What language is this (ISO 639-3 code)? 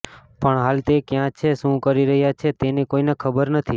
guj